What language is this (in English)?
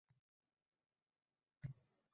Uzbek